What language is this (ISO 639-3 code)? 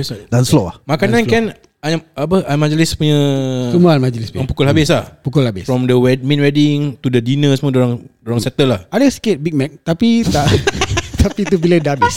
msa